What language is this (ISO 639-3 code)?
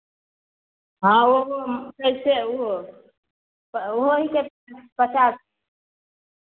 mai